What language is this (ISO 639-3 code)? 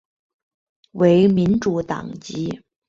zho